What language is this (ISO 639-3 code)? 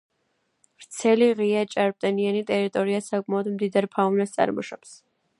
kat